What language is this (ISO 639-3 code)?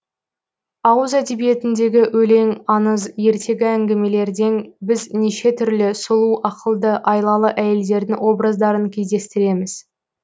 kaz